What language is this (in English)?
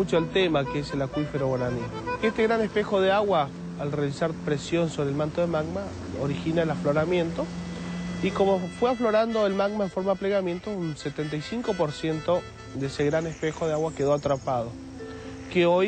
Spanish